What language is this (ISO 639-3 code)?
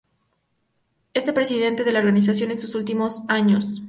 spa